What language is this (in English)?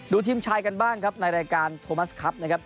Thai